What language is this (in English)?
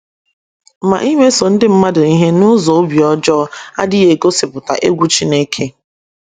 Igbo